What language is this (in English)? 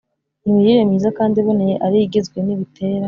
Kinyarwanda